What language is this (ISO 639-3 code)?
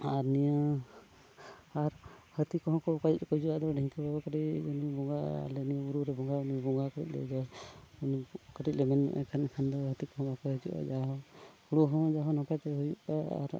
sat